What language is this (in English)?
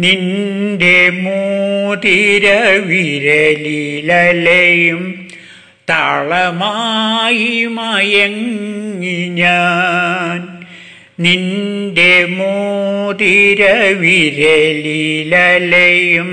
Malayalam